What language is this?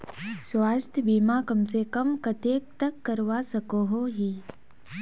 Magahi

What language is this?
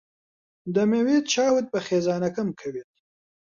Central Kurdish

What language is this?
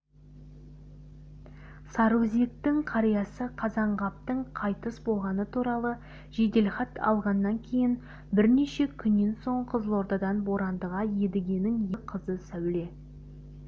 Kazakh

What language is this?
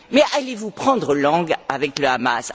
French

